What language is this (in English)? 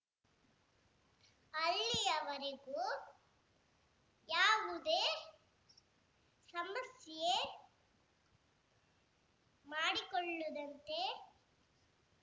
Kannada